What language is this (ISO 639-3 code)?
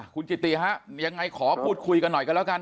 tha